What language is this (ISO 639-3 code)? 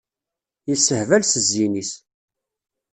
kab